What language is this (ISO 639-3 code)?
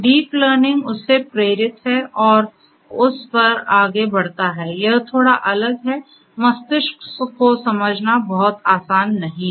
hin